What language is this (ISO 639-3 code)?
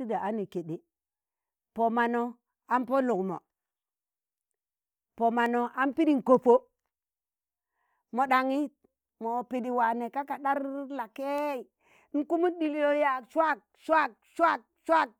tan